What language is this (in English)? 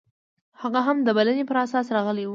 Pashto